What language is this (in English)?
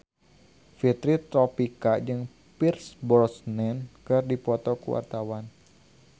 Sundanese